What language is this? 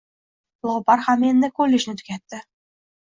Uzbek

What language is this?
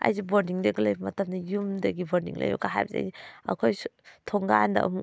Manipuri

